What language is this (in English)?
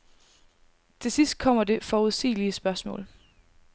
Danish